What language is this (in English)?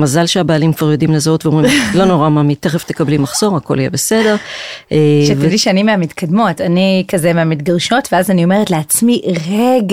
Hebrew